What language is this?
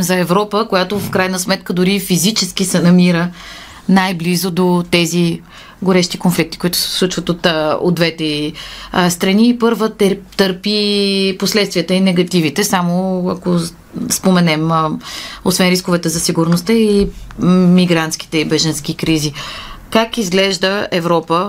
Bulgarian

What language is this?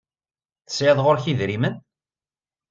Kabyle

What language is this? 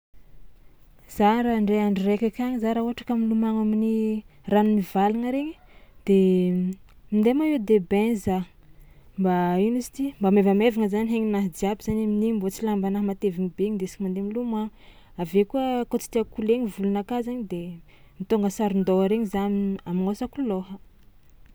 Tsimihety Malagasy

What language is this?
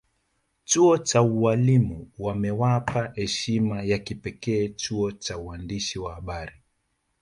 Swahili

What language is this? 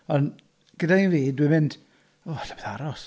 Welsh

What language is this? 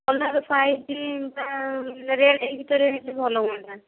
Odia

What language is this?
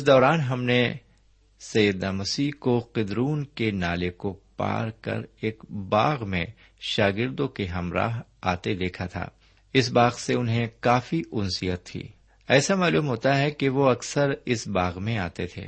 Urdu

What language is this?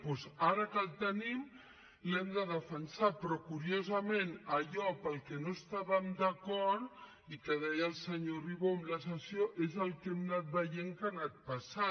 Catalan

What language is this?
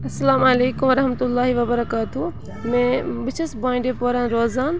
Kashmiri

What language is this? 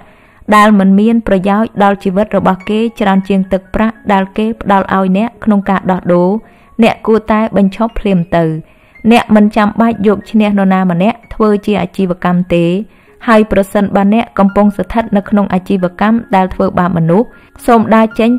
Vietnamese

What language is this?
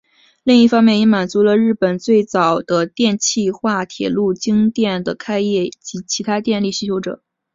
Chinese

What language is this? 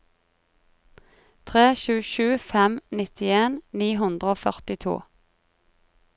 Norwegian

